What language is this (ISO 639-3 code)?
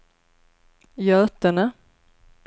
swe